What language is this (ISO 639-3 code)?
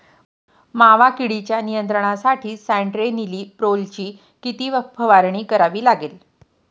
mar